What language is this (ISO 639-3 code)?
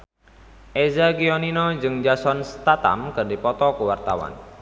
sun